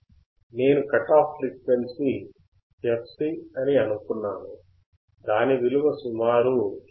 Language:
Telugu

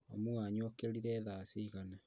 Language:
Kikuyu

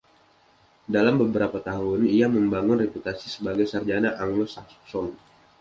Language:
Indonesian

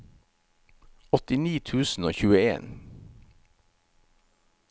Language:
Norwegian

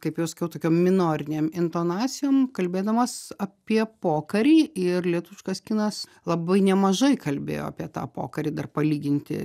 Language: Lithuanian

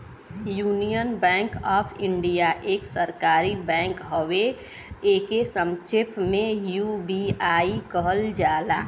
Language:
Bhojpuri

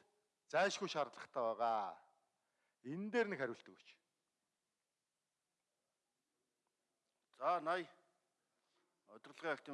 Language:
Korean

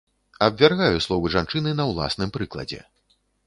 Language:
Belarusian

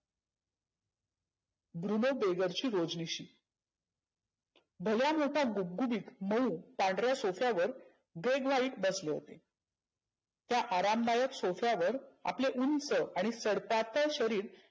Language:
Marathi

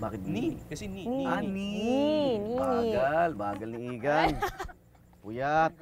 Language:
Filipino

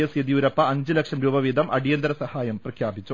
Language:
Malayalam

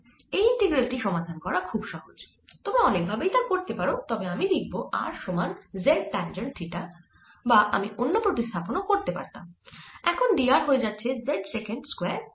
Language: Bangla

